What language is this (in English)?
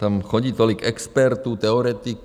Czech